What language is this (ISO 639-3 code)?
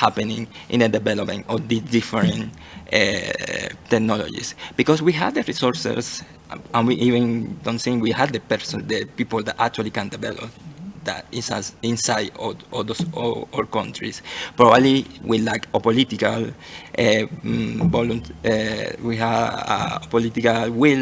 eng